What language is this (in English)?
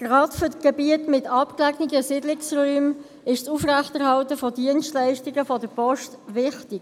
Swiss German